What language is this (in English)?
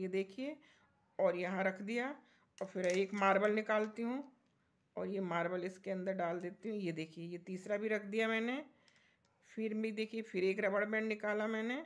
Hindi